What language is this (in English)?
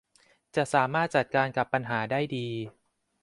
Thai